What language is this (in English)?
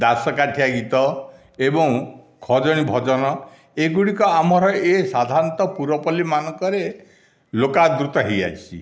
Odia